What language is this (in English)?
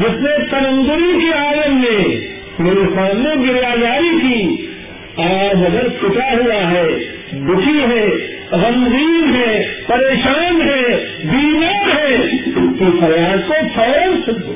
Urdu